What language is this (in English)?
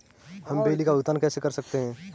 Hindi